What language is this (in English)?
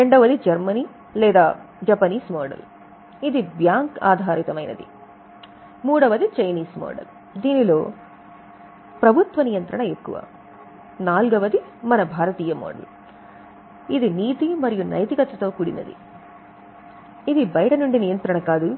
Telugu